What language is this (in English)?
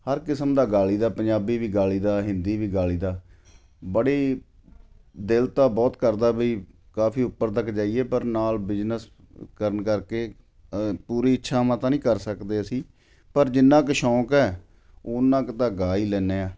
Punjabi